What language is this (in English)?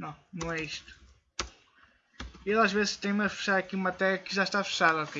Portuguese